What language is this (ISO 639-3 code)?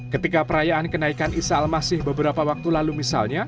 ind